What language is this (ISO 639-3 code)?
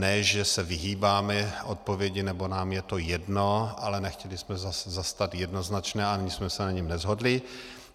ces